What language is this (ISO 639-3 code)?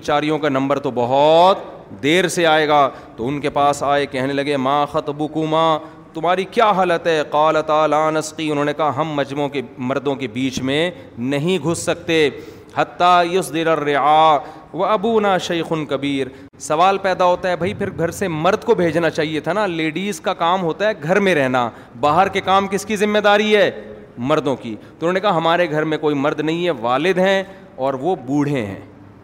urd